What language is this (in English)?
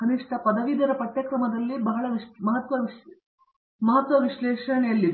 Kannada